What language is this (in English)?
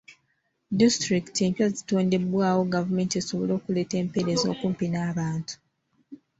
Ganda